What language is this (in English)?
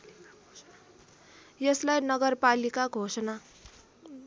Nepali